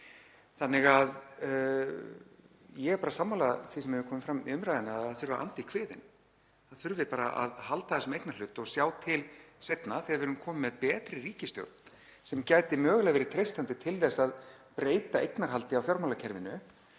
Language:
Icelandic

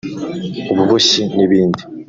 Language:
Kinyarwanda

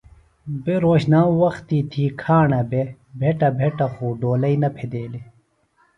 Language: Phalura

